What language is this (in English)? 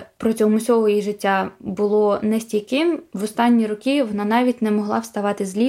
Ukrainian